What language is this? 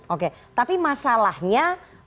Indonesian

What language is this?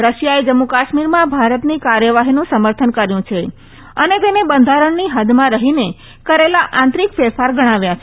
Gujarati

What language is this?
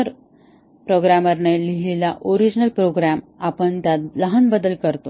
Marathi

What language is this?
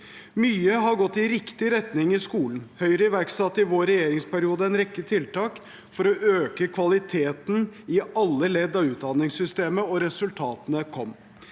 Norwegian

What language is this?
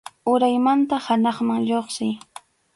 Arequipa-La Unión Quechua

